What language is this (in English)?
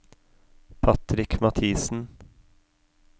Norwegian